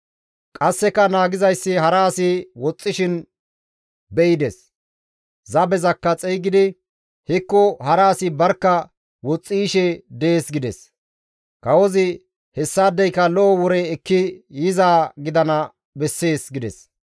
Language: Gamo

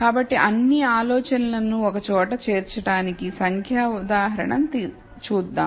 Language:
Telugu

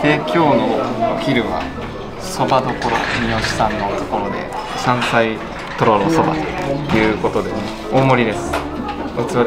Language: Japanese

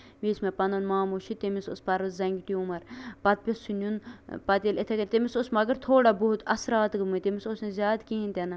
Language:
Kashmiri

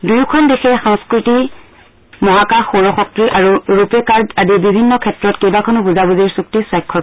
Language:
Assamese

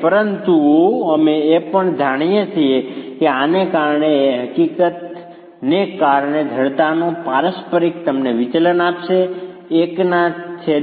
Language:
Gujarati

